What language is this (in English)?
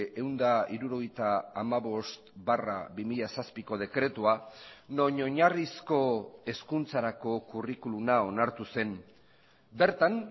Basque